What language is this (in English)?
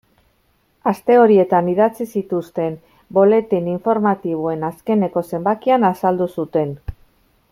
Basque